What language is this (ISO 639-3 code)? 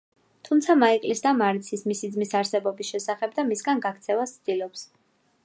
kat